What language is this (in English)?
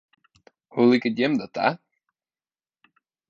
Western Frisian